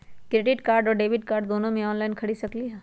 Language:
Magahi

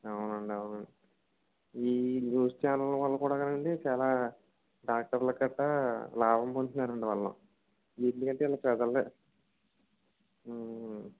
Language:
Telugu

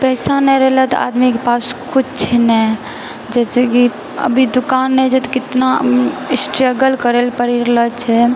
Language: Maithili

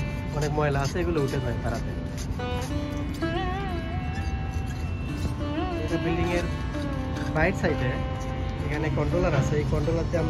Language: Hindi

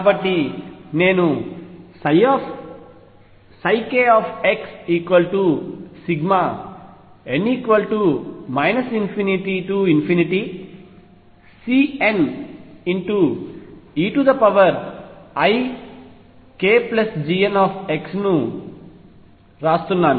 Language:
Telugu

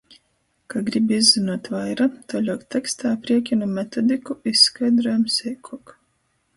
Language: Latgalian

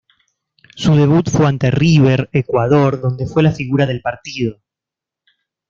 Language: Spanish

